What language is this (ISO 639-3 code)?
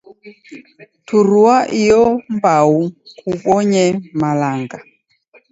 dav